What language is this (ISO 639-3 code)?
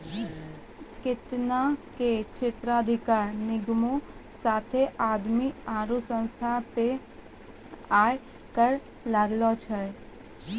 mai